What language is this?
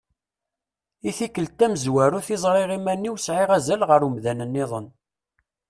Kabyle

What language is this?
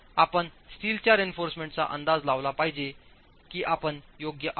Marathi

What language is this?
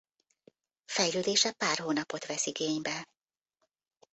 Hungarian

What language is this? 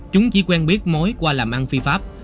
Vietnamese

